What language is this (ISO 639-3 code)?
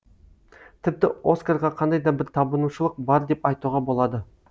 kaz